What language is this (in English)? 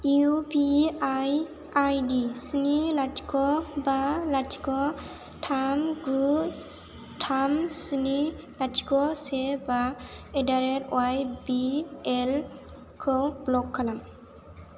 Bodo